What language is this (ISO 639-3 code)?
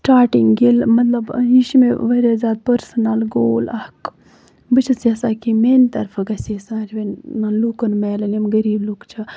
kas